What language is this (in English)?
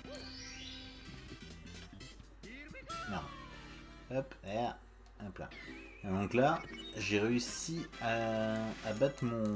French